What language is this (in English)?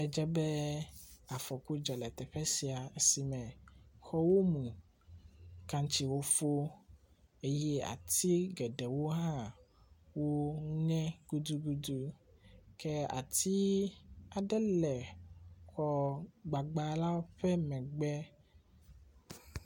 Ewe